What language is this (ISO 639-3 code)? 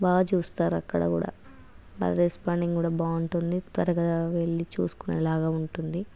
tel